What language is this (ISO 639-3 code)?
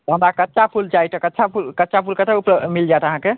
mai